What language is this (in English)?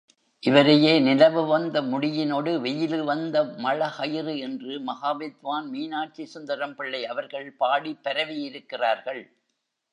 Tamil